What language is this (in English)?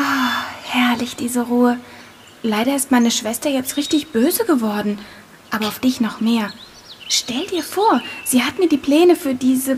German